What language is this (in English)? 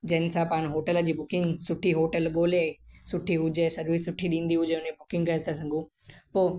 Sindhi